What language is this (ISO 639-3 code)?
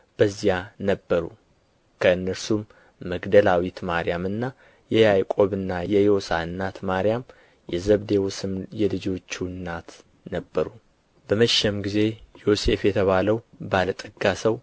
amh